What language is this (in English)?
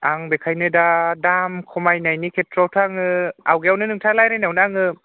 Bodo